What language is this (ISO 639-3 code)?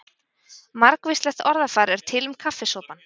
isl